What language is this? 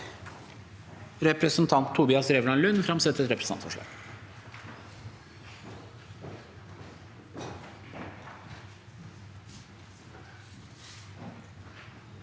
Norwegian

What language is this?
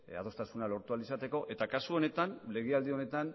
Basque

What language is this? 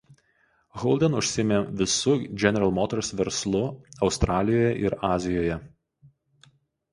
Lithuanian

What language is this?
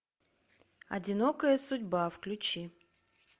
Russian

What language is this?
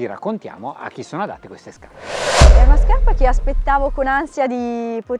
Italian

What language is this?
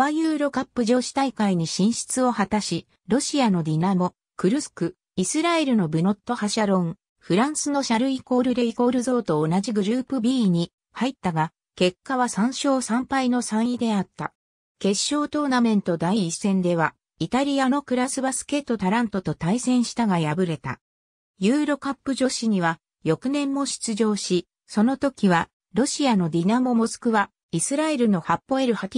Japanese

